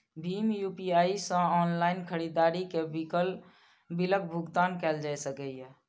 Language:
Maithili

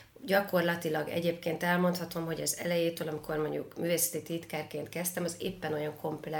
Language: Hungarian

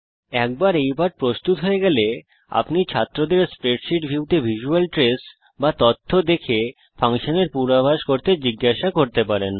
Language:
Bangla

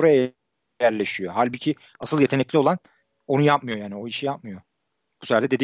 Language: Turkish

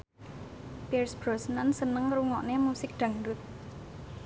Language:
Javanese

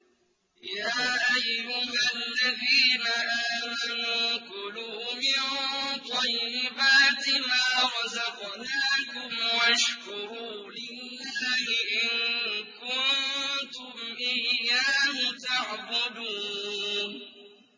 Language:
Arabic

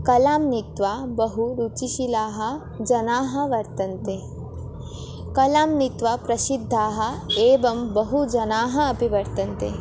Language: Sanskrit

